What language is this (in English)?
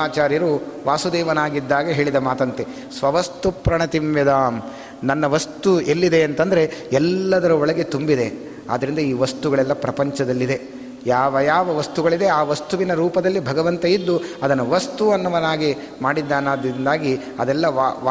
Kannada